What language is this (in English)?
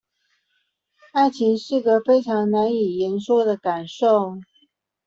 Chinese